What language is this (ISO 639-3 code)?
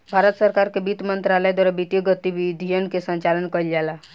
bho